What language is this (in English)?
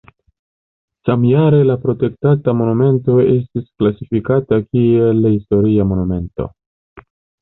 Esperanto